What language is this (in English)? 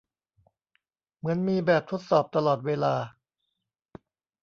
Thai